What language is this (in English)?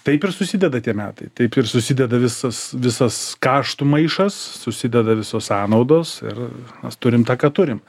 Lithuanian